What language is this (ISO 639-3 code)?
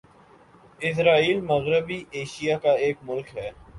urd